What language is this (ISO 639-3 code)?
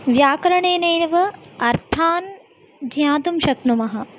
san